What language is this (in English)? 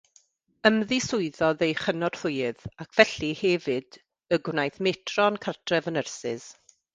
Welsh